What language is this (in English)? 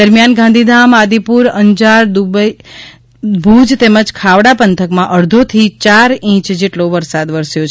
Gujarati